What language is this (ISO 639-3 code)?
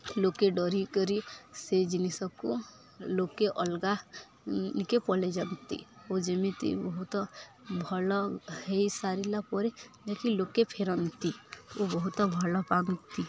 ori